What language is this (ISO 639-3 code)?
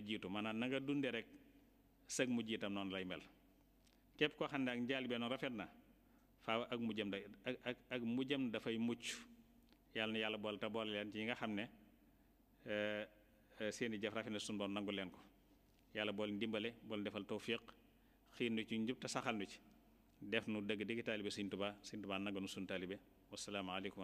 ara